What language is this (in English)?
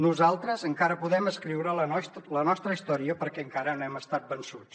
Catalan